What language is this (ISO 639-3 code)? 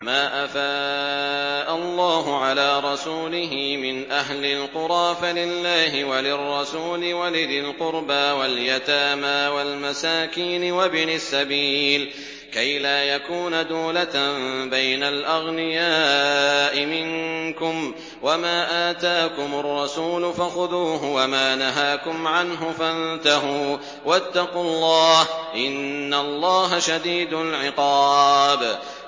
ara